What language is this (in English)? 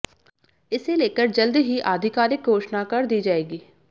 Hindi